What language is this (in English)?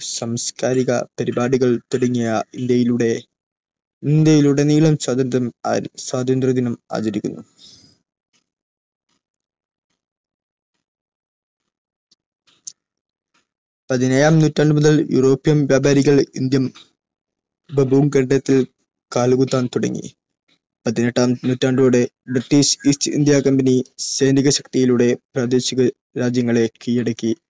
Malayalam